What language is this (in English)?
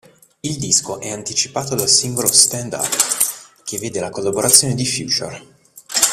Italian